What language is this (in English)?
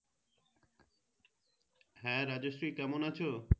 Bangla